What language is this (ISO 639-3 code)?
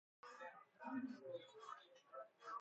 fas